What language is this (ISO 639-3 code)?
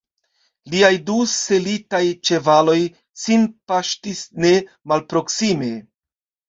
epo